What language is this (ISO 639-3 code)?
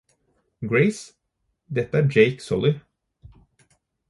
nob